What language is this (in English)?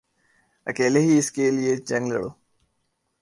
Urdu